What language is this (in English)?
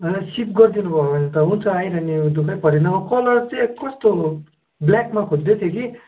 Nepali